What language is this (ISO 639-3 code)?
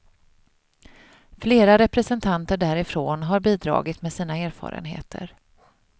swe